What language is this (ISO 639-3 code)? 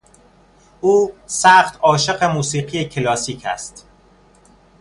fas